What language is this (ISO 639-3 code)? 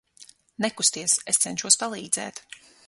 lav